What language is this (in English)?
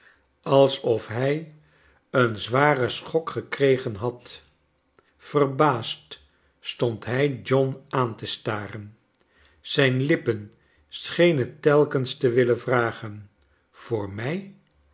Dutch